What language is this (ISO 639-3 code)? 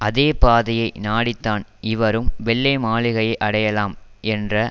tam